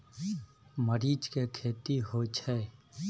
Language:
Maithili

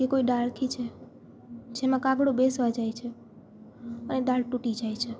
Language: Gujarati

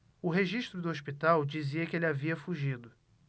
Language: Portuguese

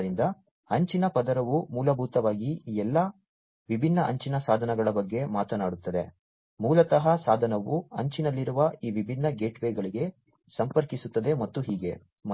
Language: Kannada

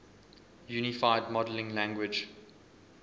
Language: English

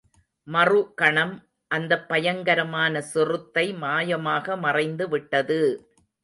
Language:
Tamil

